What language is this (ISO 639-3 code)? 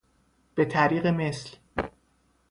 fas